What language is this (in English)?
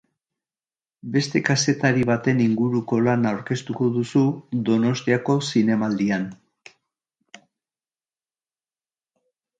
Basque